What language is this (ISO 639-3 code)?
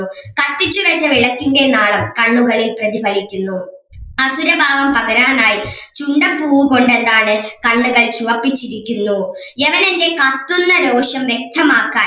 mal